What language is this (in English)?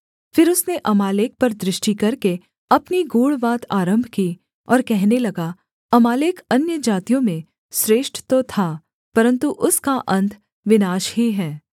Hindi